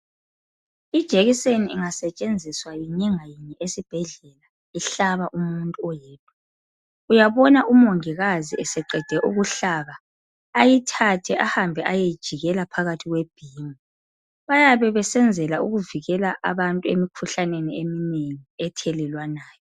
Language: North Ndebele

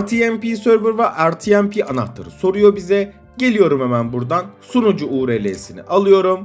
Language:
Turkish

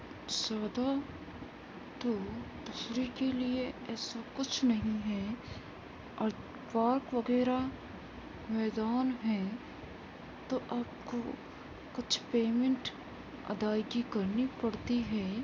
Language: Urdu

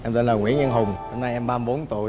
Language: Vietnamese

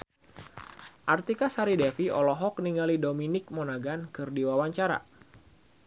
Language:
Sundanese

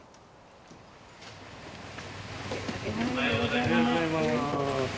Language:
Japanese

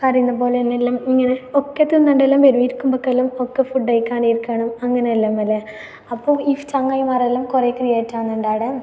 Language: Malayalam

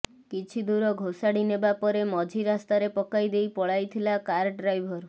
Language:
Odia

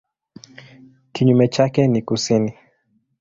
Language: Swahili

